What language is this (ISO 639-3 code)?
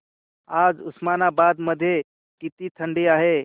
mar